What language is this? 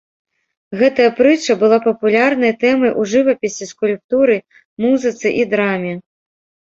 Belarusian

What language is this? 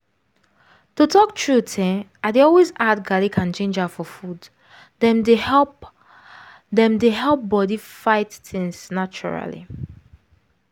Nigerian Pidgin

